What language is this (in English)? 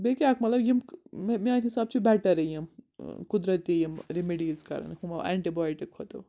Kashmiri